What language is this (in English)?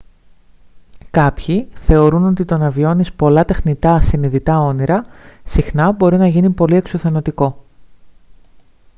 Greek